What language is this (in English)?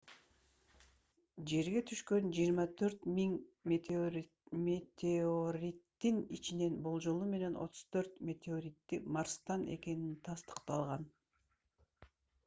Kyrgyz